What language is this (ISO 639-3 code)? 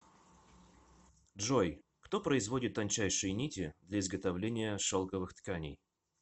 rus